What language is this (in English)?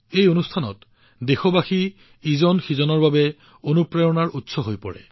Assamese